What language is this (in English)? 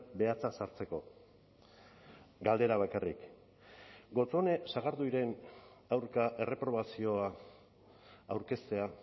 Basque